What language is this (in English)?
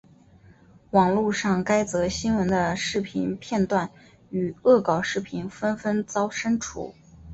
Chinese